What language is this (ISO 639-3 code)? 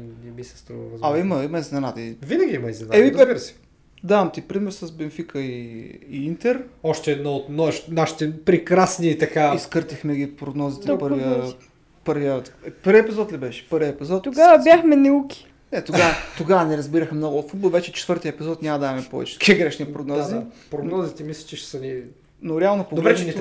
bul